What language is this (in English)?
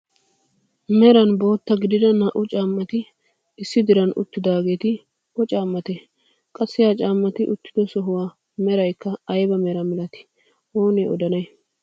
Wolaytta